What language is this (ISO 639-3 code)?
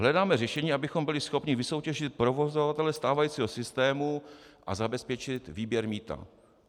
ces